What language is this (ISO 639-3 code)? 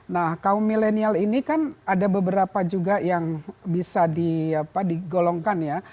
ind